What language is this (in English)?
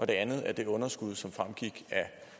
Danish